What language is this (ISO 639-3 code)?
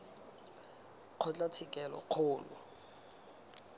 tsn